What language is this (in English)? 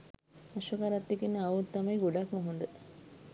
Sinhala